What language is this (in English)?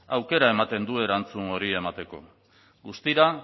Basque